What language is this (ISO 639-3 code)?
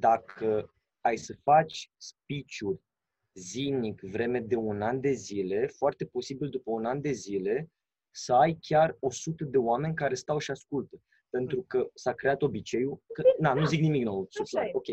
ron